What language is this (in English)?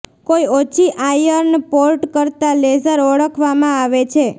Gujarati